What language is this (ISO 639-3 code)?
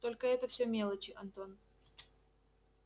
rus